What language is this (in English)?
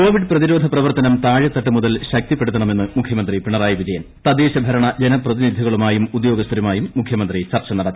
Malayalam